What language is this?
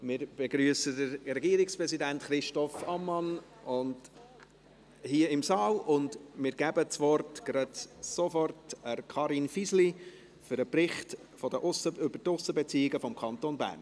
Swiss German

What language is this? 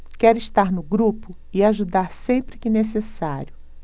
Portuguese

